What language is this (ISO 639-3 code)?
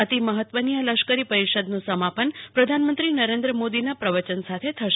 guj